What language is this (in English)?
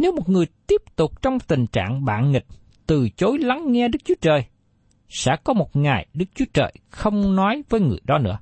Vietnamese